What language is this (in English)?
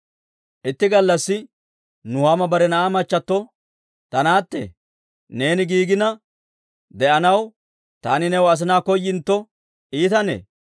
Dawro